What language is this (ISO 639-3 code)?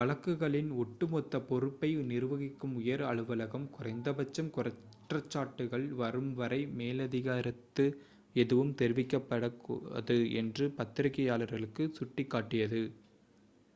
tam